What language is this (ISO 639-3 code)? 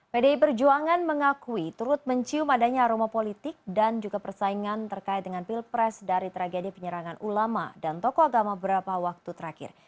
ind